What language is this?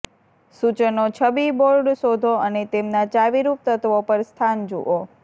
Gujarati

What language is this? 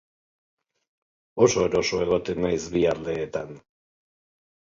Basque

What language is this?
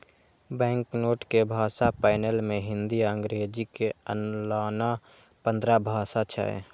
Maithili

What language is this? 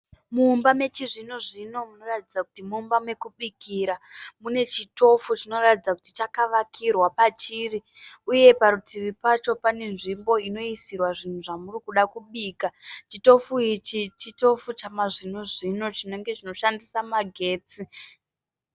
Shona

